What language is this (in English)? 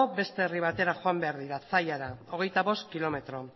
Basque